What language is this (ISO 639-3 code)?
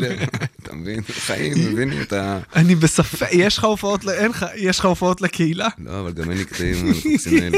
heb